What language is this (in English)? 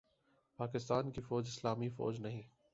Urdu